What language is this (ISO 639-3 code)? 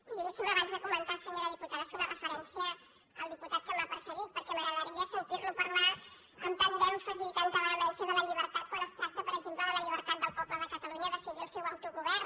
cat